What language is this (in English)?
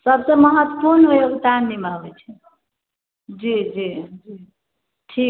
Maithili